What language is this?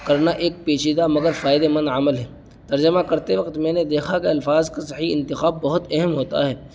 Urdu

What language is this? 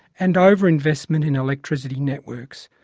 English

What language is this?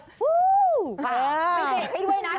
Thai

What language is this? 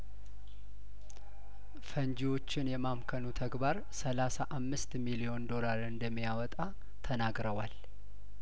Amharic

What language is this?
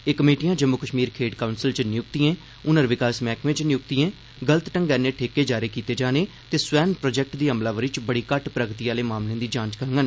Dogri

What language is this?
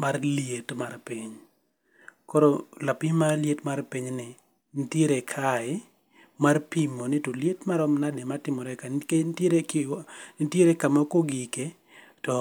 Luo (Kenya and Tanzania)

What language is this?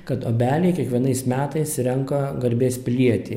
Lithuanian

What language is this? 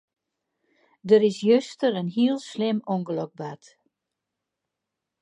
Western Frisian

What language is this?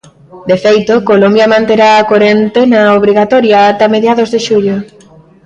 Galician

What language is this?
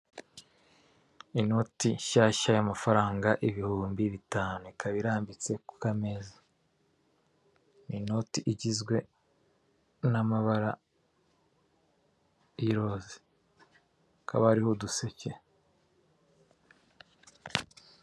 Kinyarwanda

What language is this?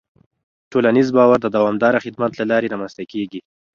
Pashto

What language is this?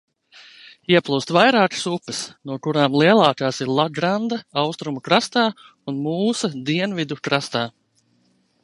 Latvian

